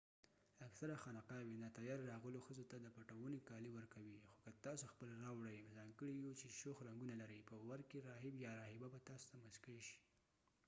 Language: Pashto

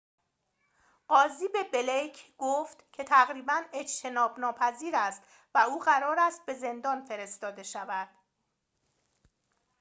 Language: Persian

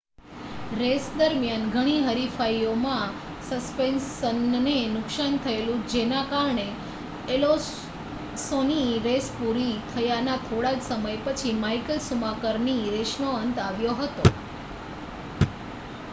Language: Gujarati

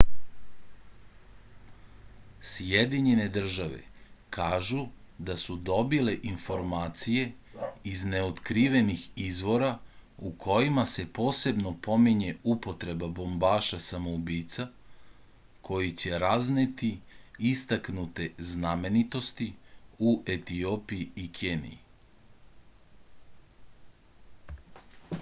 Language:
Serbian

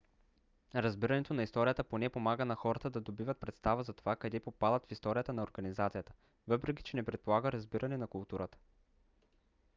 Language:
Bulgarian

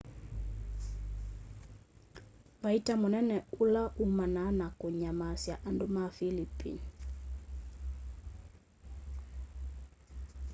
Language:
Kamba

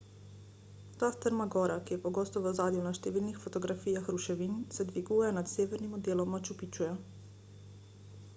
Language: Slovenian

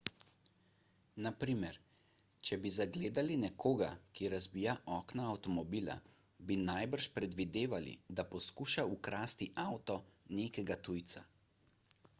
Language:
Slovenian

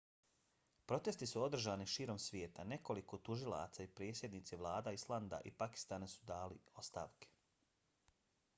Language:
Bosnian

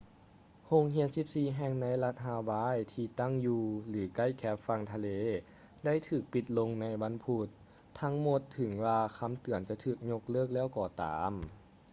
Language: Lao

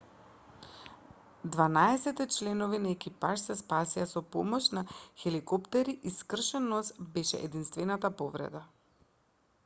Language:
Macedonian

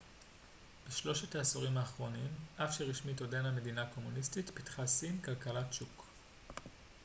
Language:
Hebrew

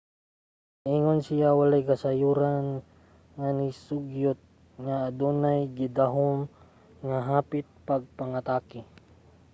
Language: Cebuano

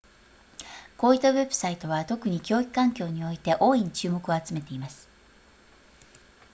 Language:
Japanese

